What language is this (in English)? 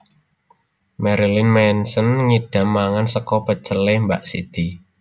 Javanese